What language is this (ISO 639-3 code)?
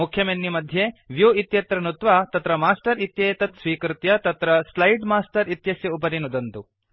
san